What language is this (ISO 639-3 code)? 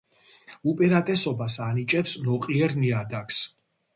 kat